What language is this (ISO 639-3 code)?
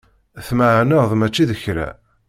kab